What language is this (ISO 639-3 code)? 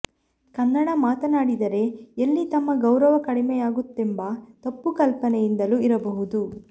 kan